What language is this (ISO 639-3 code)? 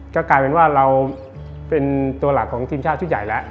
tha